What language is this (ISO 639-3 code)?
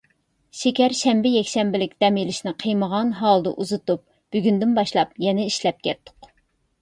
uig